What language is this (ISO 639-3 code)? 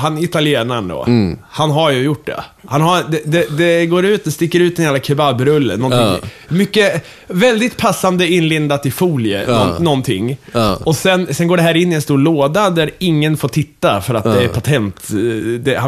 swe